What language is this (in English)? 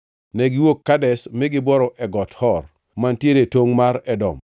Luo (Kenya and Tanzania)